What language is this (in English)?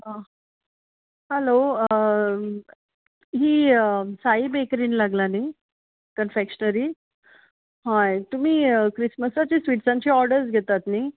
Konkani